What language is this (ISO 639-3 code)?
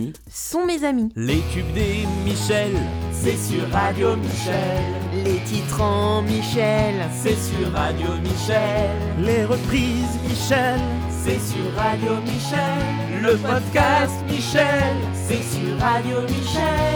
fra